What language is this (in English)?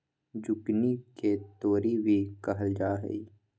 Magahi